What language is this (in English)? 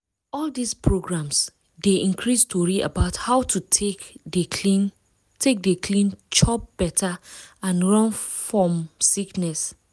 Nigerian Pidgin